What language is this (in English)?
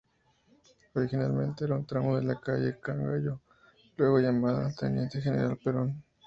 Spanish